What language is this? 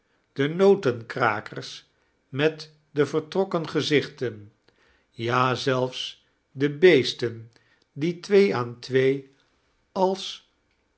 Dutch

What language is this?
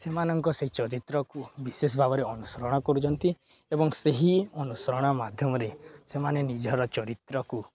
Odia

